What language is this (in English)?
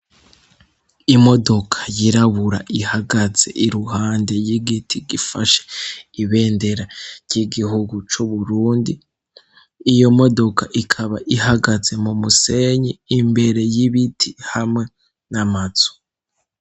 Rundi